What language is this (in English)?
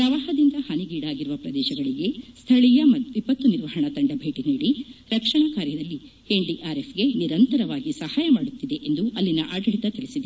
Kannada